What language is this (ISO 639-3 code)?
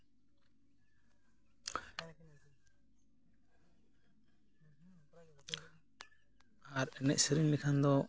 sat